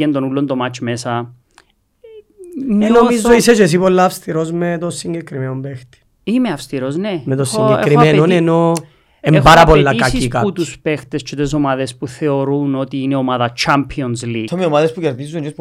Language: Greek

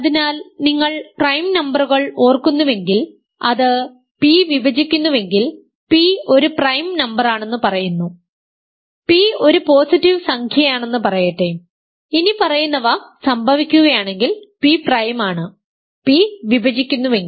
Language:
Malayalam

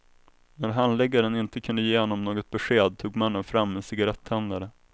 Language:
Swedish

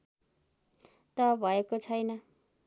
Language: Nepali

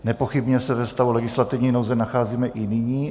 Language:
Czech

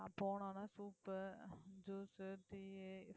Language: Tamil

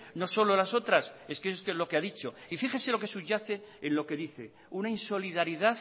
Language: Spanish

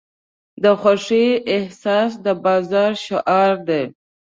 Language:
Pashto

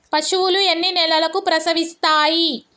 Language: Telugu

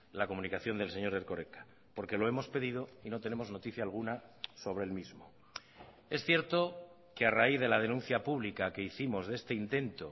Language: Spanish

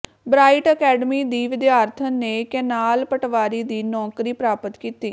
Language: Punjabi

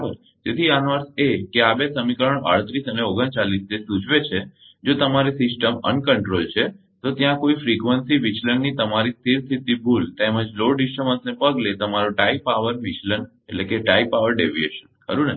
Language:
Gujarati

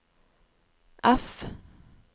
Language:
Norwegian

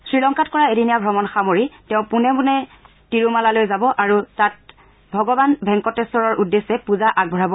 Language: Assamese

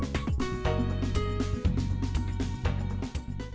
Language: Vietnamese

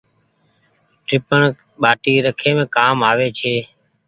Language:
Goaria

